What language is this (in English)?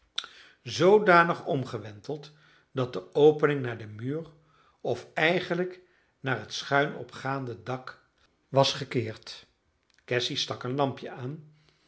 Dutch